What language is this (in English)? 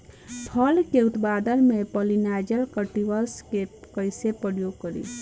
Bhojpuri